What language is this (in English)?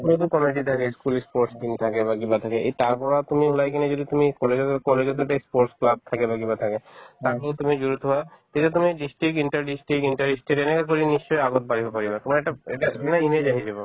Assamese